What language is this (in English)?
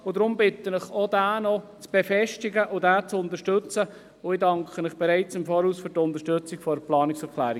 Swiss German